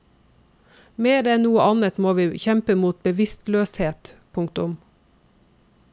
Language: Norwegian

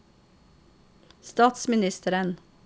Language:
Norwegian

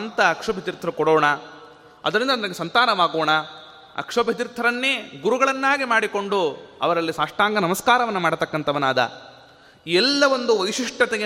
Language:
Kannada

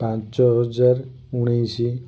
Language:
Odia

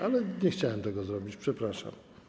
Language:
Polish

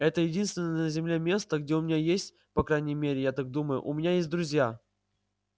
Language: Russian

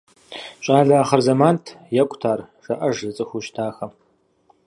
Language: Kabardian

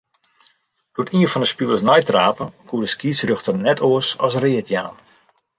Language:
Western Frisian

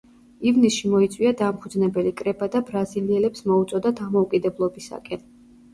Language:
Georgian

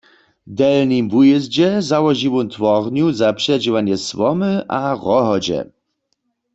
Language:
Upper Sorbian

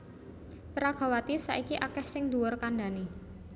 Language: Javanese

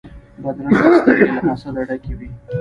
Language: Pashto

